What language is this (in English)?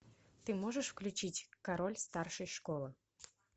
Russian